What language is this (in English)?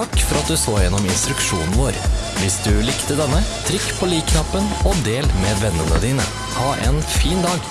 Norwegian